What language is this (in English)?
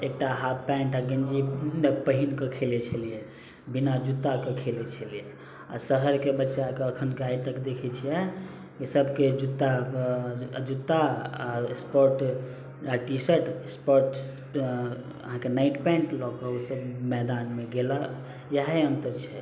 Maithili